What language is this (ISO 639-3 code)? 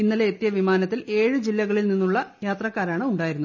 mal